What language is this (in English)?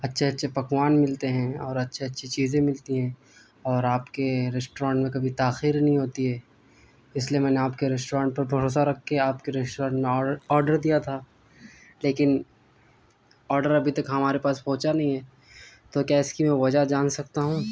Urdu